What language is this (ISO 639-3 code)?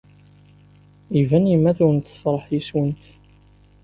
kab